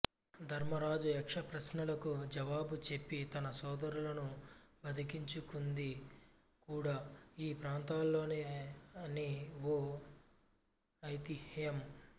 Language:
Telugu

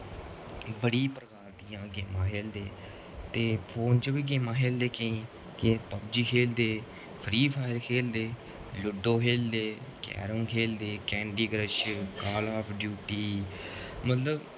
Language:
Dogri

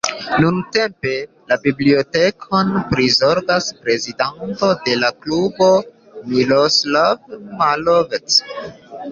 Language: Esperanto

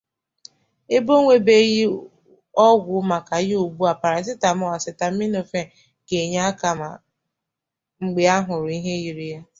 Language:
Igbo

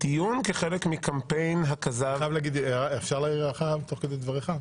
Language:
Hebrew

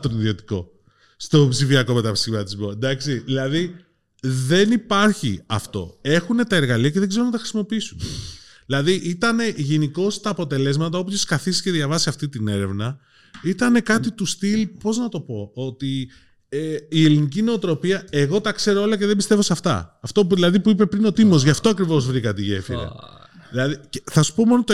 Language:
Greek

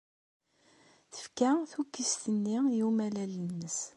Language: Kabyle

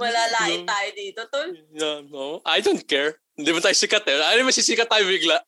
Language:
Filipino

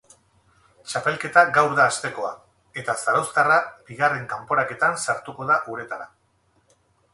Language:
Basque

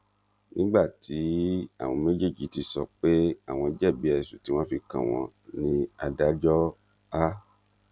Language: Yoruba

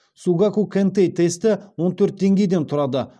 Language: Kazakh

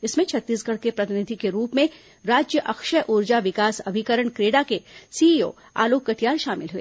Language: Hindi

